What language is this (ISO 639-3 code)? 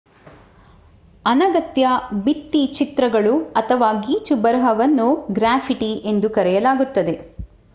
kan